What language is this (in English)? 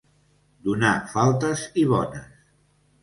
Catalan